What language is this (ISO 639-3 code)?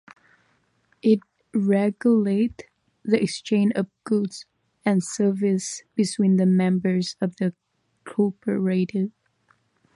eng